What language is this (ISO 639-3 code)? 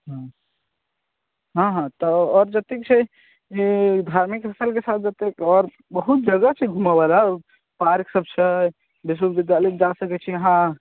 mai